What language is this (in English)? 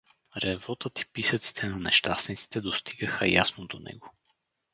Bulgarian